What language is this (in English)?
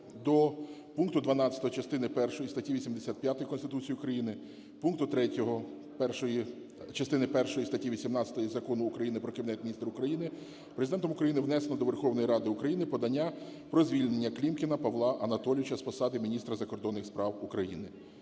Ukrainian